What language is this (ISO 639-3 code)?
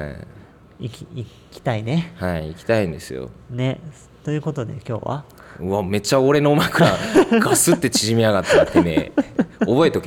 jpn